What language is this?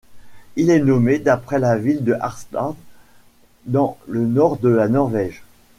French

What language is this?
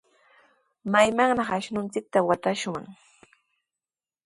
Sihuas Ancash Quechua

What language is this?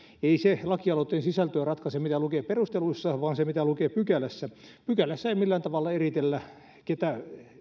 Finnish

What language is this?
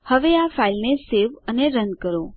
Gujarati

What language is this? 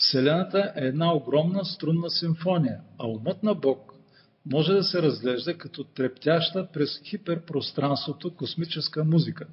Bulgarian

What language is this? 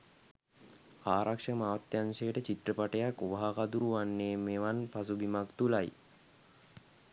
Sinhala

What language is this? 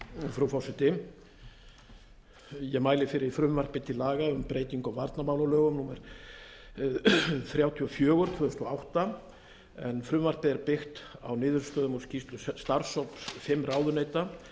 Icelandic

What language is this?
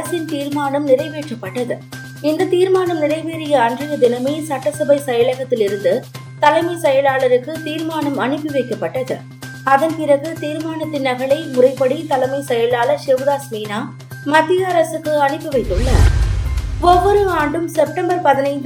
Tamil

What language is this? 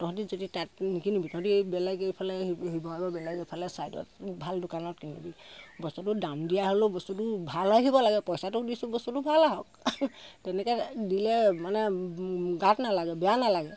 Assamese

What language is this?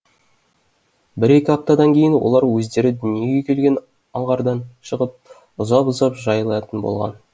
Kazakh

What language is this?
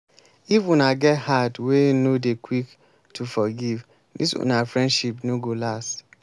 Nigerian Pidgin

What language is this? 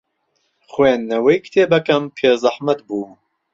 Central Kurdish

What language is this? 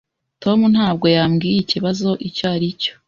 Kinyarwanda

